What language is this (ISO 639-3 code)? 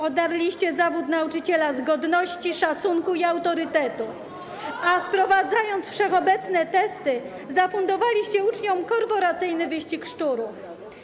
pol